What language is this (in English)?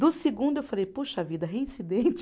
Portuguese